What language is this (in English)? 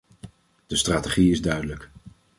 Dutch